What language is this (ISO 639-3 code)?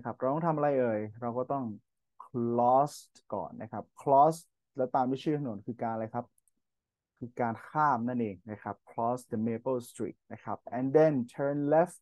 tha